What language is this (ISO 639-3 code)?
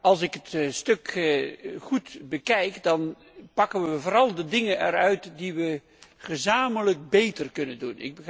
nld